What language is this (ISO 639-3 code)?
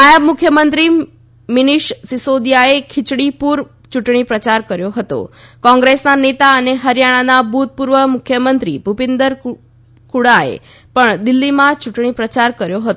guj